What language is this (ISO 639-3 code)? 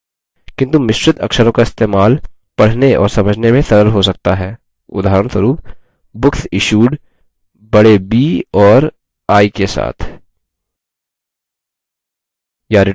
hin